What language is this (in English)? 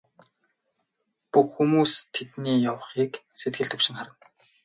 Mongolian